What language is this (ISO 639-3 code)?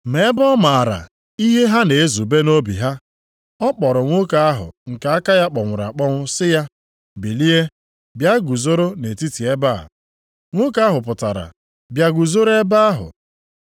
ibo